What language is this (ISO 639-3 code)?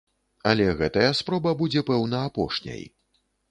bel